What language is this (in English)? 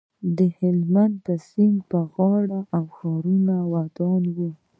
Pashto